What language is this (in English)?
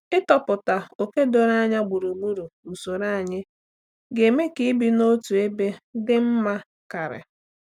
Igbo